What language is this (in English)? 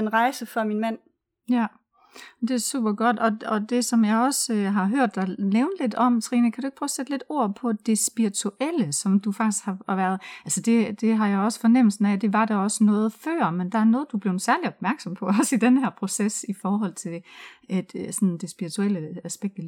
Danish